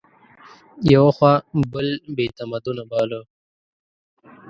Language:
Pashto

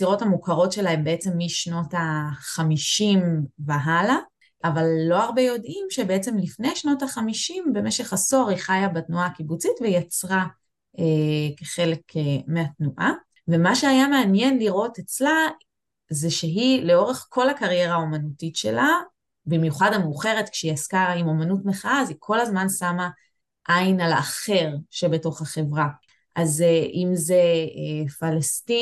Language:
Hebrew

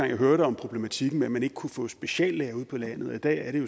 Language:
Danish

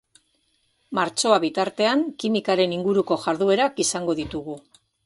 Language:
Basque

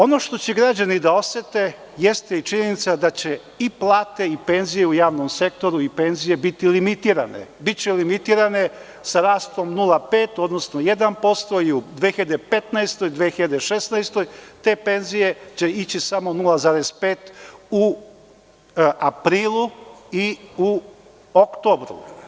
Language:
Serbian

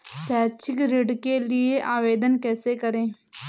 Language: Hindi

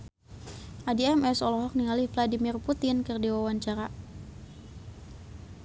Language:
Sundanese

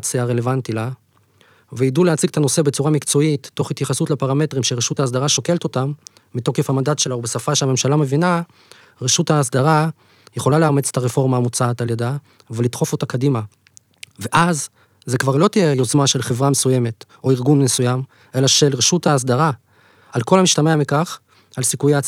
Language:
Hebrew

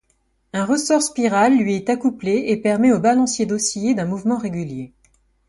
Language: French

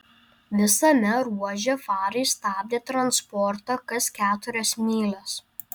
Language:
Lithuanian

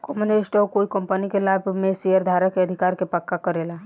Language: Bhojpuri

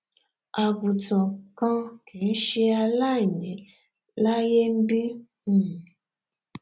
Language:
Yoruba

